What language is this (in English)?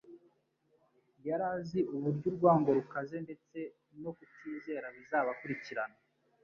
Kinyarwanda